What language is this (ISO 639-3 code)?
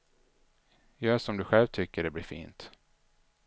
swe